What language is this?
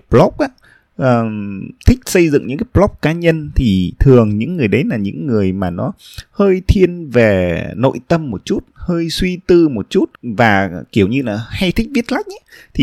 Vietnamese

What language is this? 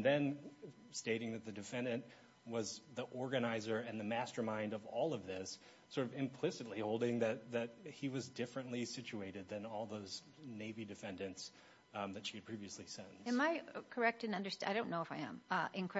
English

